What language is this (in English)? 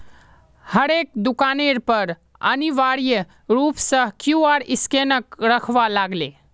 Magahi